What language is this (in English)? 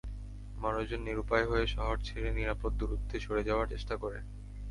Bangla